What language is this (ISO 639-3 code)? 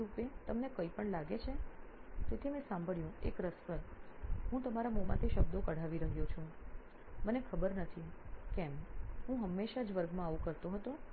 guj